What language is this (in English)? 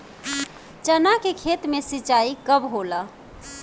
Bhojpuri